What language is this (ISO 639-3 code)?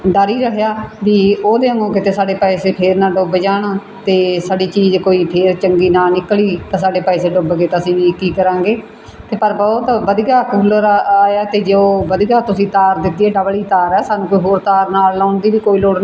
pan